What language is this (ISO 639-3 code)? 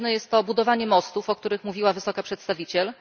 pol